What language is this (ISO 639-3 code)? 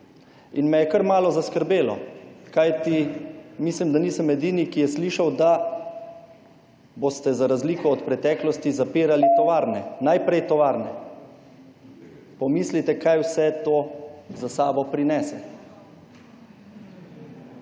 slv